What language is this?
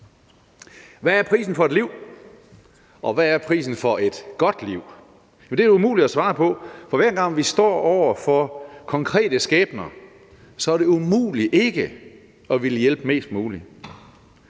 Danish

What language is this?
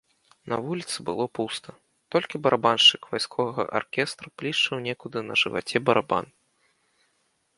Belarusian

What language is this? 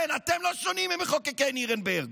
Hebrew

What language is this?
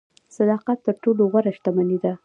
Pashto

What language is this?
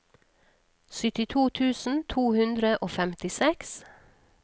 Norwegian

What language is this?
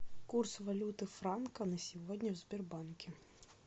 Russian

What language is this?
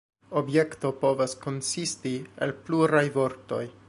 Esperanto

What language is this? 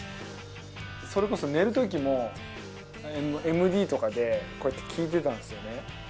Japanese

